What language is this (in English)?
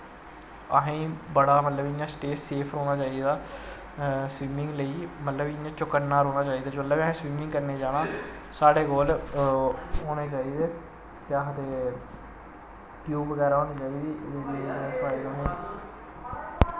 Dogri